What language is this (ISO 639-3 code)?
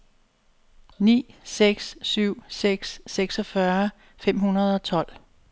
dan